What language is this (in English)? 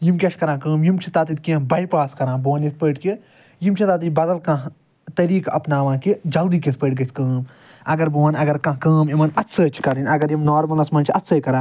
Kashmiri